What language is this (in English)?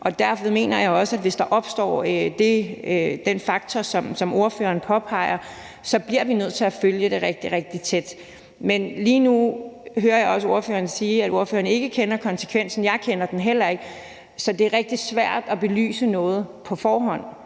Danish